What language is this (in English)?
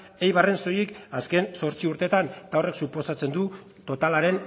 Basque